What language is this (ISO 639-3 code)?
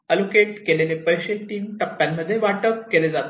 mar